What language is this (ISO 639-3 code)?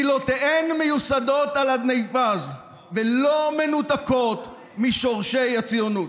heb